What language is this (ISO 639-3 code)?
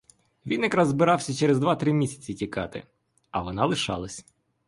ukr